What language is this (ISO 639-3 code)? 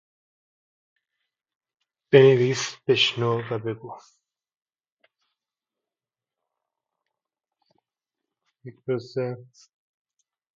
fas